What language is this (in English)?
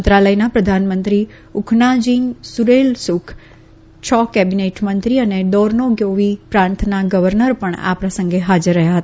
Gujarati